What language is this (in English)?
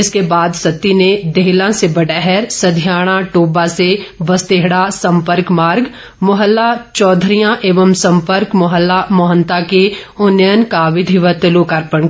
Hindi